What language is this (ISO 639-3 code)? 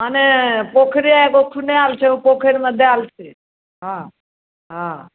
mai